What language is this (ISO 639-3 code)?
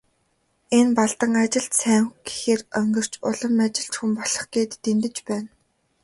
mon